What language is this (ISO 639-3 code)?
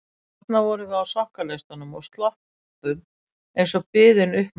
isl